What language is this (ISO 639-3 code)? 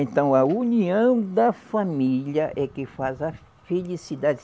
por